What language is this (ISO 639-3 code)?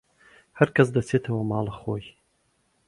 ckb